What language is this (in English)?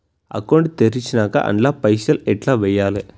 Telugu